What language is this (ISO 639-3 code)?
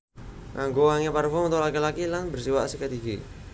jav